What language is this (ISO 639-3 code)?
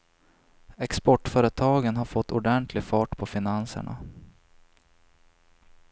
swe